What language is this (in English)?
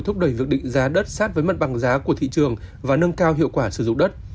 Vietnamese